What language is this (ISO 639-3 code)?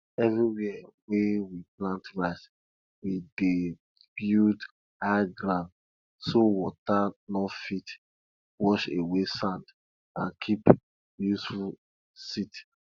pcm